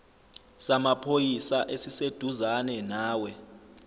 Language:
Zulu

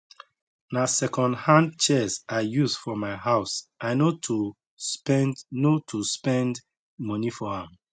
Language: Nigerian Pidgin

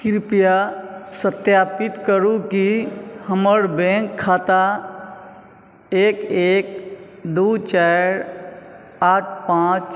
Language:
Maithili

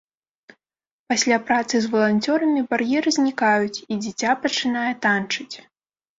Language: Belarusian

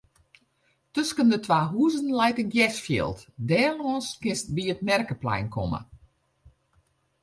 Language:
Western Frisian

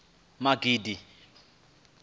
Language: Venda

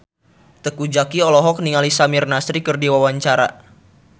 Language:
Sundanese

